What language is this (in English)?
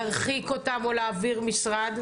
Hebrew